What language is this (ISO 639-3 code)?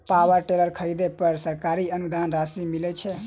mai